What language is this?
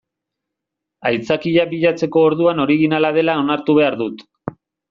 Basque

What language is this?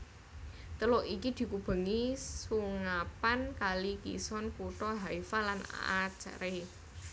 Javanese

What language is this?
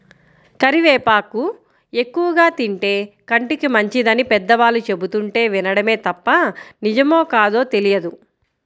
Telugu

